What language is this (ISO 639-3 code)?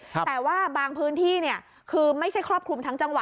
tha